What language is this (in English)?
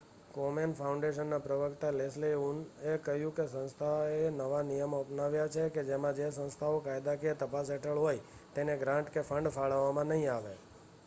Gujarati